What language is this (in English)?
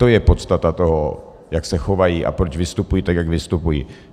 Czech